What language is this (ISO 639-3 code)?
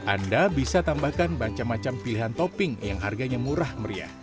ind